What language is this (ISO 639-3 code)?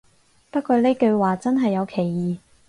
yue